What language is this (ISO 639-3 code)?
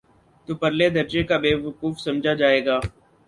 urd